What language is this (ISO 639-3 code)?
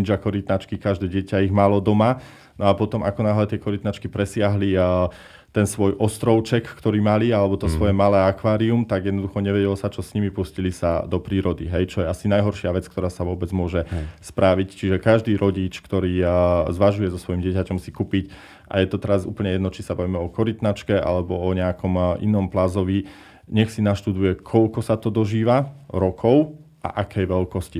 slk